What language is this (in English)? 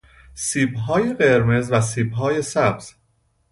Persian